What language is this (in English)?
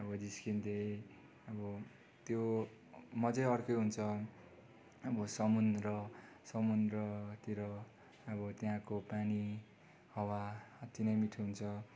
Nepali